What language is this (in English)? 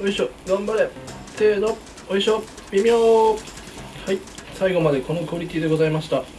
Japanese